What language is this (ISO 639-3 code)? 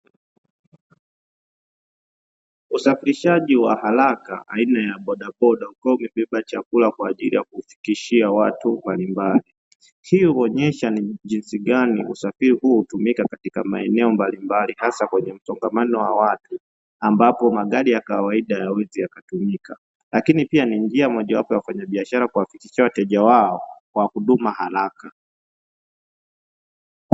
swa